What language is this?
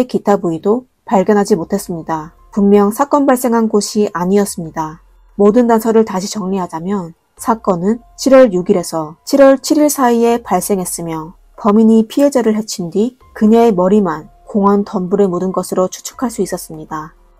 Korean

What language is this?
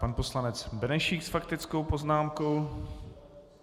Czech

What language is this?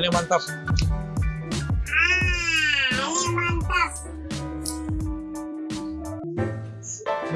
Indonesian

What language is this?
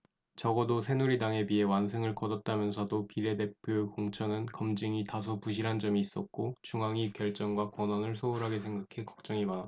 Korean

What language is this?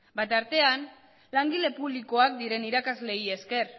Basque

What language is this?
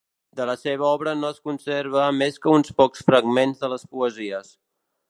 Catalan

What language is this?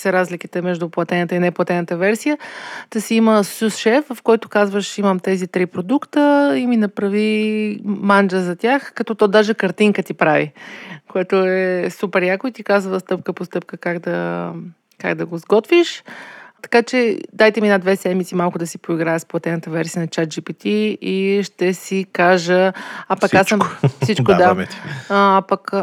Bulgarian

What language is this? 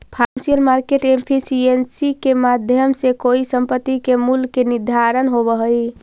Magahi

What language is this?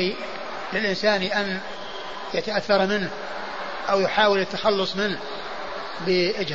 Arabic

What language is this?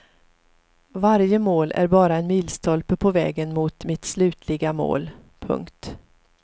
Swedish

